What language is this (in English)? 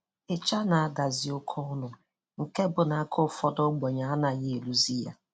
Igbo